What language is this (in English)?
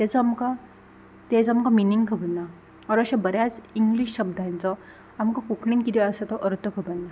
Konkani